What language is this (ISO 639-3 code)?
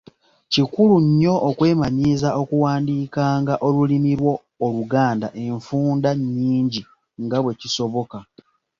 lug